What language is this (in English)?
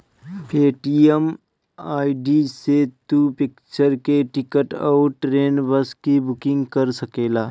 Bhojpuri